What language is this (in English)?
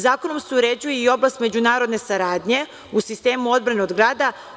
Serbian